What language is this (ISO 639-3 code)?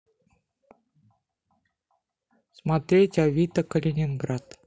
rus